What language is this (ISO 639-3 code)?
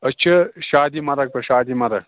kas